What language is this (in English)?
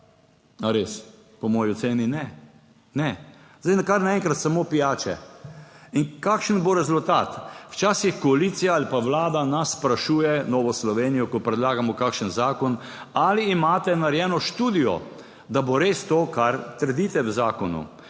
Slovenian